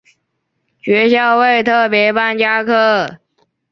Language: Chinese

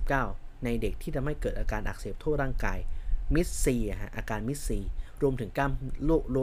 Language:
Thai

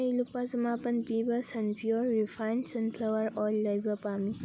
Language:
Manipuri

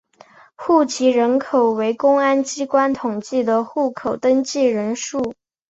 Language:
Chinese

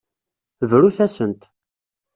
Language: Kabyle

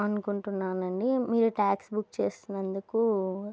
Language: Telugu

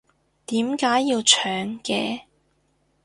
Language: Cantonese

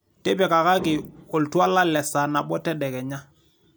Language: Masai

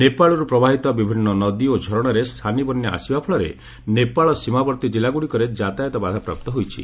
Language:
Odia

